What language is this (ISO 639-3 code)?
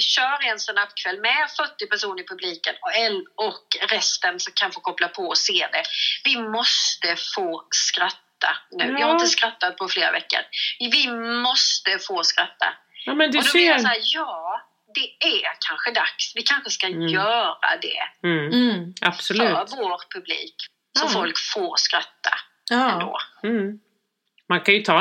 swe